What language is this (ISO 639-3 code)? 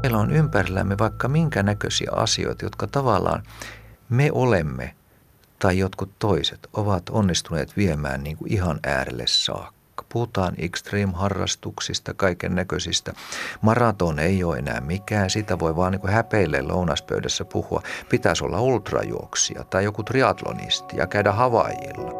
fin